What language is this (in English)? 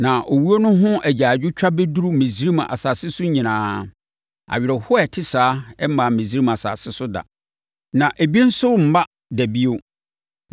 Akan